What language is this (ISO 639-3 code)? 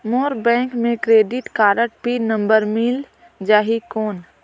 hne